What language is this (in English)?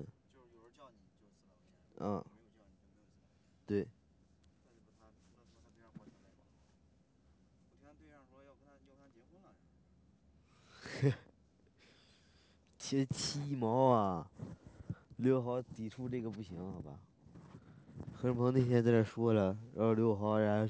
Chinese